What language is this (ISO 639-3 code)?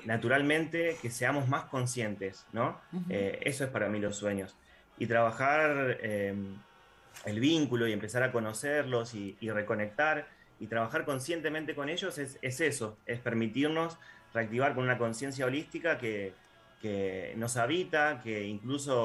spa